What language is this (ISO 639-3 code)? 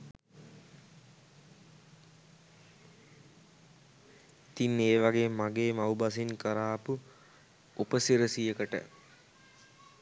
sin